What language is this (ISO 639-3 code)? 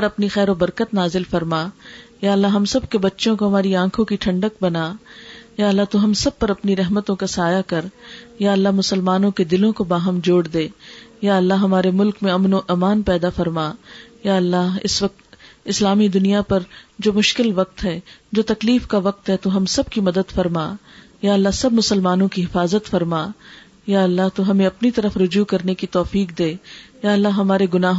urd